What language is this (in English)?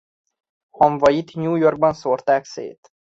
Hungarian